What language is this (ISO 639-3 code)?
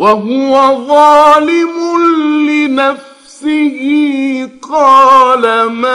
ara